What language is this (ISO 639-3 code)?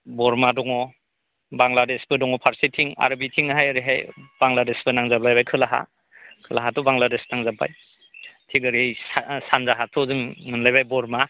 brx